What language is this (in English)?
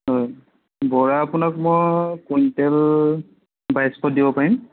Assamese